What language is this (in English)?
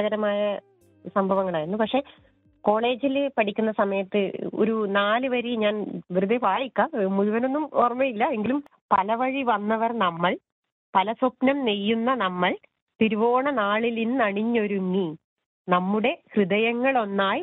Malayalam